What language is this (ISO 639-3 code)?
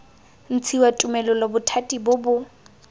tsn